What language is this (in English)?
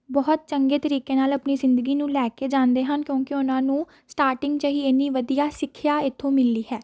Punjabi